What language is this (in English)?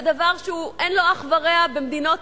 Hebrew